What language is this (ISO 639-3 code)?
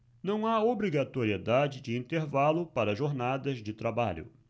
por